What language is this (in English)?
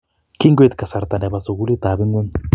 Kalenjin